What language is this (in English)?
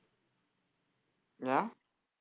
Tamil